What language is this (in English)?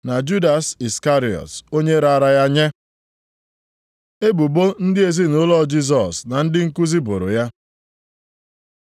Igbo